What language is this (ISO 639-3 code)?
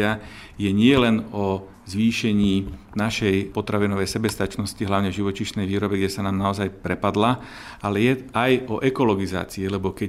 slk